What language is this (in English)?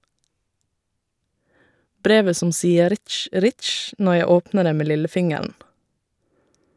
Norwegian